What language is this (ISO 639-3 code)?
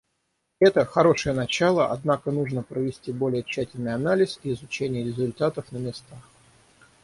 rus